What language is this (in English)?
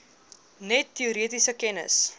Afrikaans